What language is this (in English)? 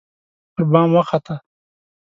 Pashto